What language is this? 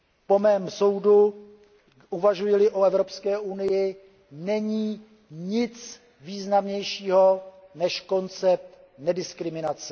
Czech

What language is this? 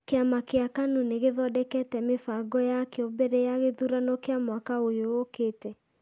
Kikuyu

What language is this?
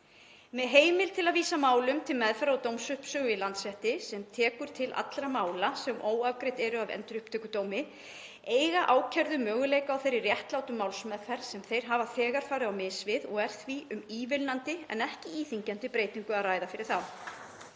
Icelandic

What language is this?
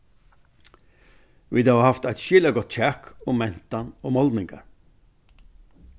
Faroese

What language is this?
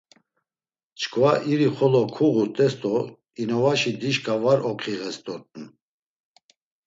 Laz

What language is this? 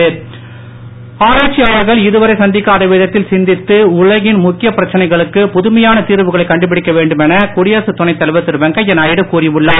Tamil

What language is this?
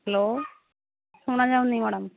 Odia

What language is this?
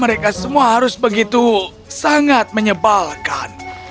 Indonesian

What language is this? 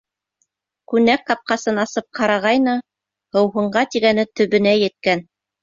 Bashkir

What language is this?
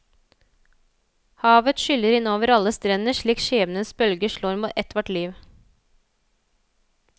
Norwegian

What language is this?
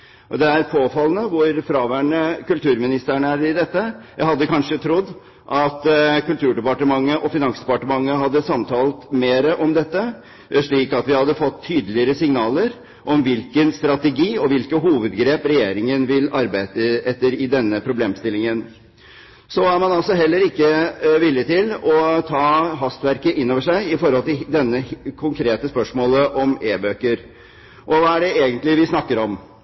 Norwegian Bokmål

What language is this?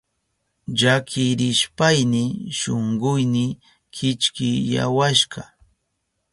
Southern Pastaza Quechua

